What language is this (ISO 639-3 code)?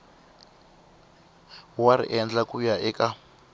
tso